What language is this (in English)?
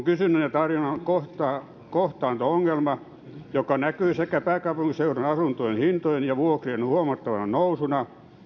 Finnish